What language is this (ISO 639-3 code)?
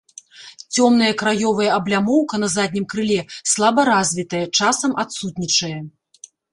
bel